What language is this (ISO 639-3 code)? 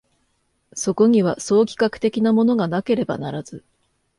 jpn